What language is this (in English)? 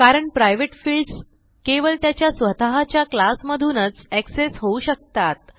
Marathi